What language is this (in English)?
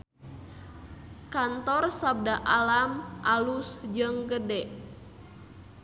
Sundanese